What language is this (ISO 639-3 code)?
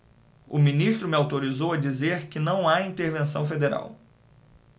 por